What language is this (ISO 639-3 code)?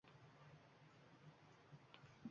uzb